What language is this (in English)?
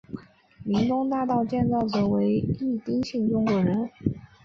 Chinese